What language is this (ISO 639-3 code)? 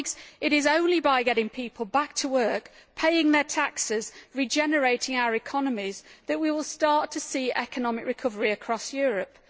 eng